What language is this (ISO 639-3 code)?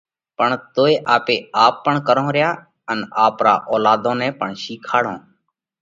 kvx